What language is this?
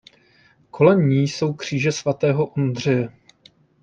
Czech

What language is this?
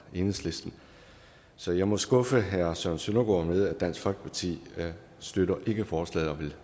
Danish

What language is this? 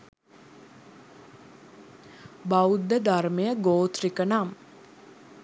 Sinhala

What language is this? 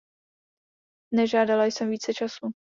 Czech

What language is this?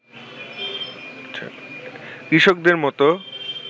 Bangla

